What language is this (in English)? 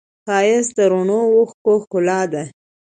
Pashto